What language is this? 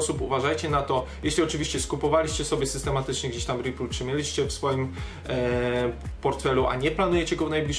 Polish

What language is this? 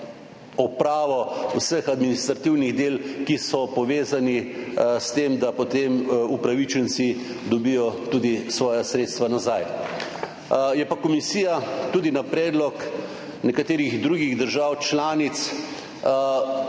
Slovenian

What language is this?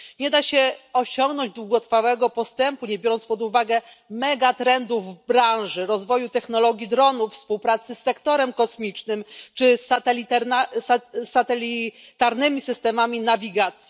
Polish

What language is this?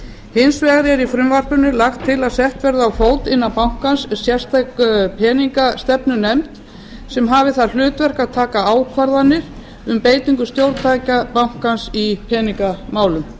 Icelandic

